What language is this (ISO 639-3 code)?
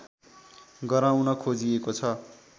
nep